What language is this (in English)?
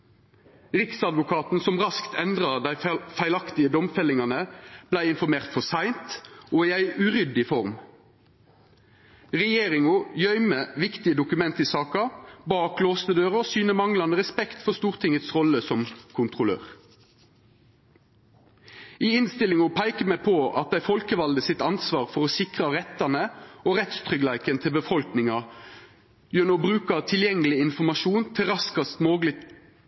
Norwegian Nynorsk